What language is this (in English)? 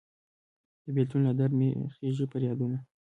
Pashto